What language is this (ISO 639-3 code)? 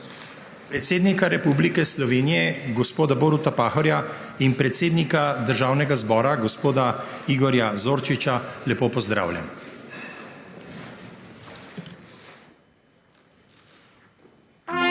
slv